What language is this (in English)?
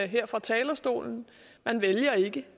Danish